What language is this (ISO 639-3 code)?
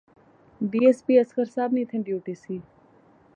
phr